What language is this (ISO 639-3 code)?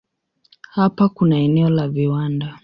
swa